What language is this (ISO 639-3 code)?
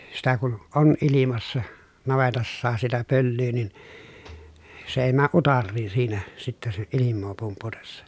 fin